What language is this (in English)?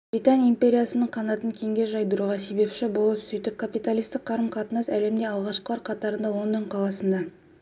Kazakh